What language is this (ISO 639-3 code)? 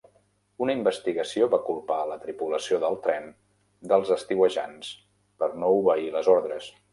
cat